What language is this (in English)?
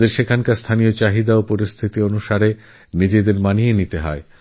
Bangla